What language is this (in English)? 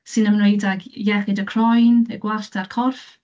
Welsh